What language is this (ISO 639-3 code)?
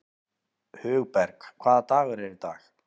isl